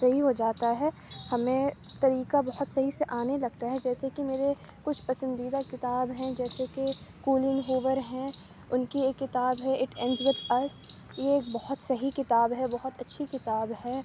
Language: Urdu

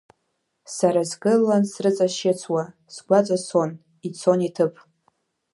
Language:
Abkhazian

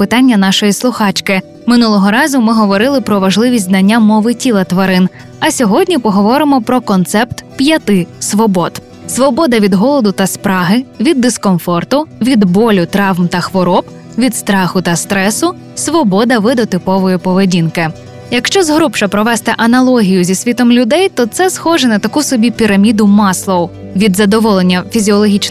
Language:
Ukrainian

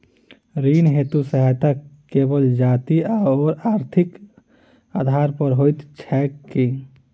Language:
Maithili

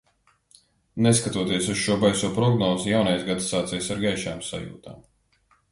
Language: Latvian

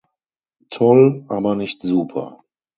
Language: German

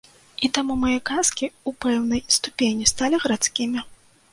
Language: Belarusian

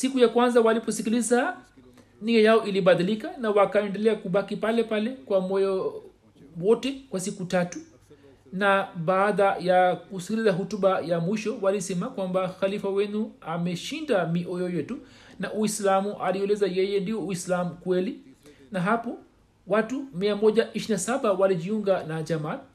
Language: Swahili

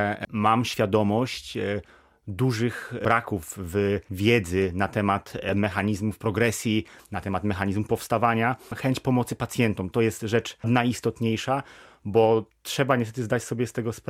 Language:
Polish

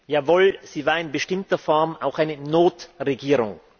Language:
German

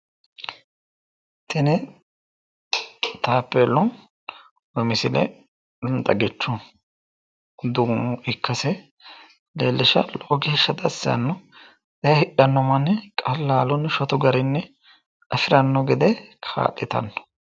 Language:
Sidamo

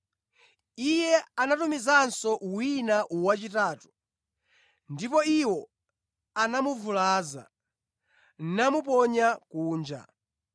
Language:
Nyanja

